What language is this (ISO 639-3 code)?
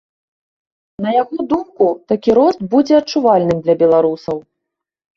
bel